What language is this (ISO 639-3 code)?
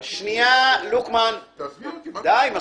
heb